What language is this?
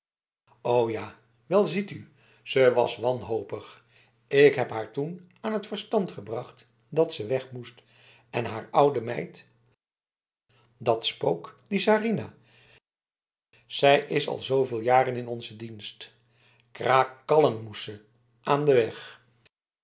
Dutch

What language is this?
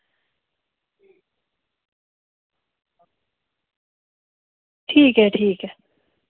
Dogri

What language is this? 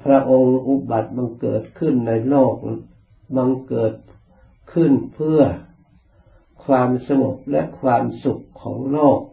Thai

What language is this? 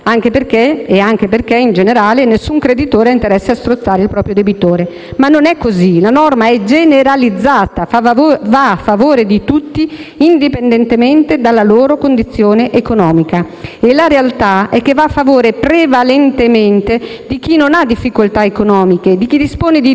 Italian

